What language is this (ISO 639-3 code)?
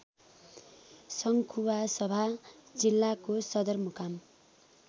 nep